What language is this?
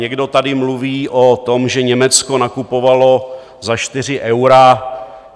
Czech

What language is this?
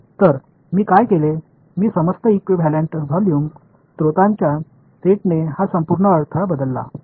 Marathi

